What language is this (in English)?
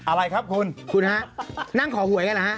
Thai